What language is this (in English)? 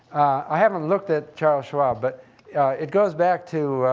English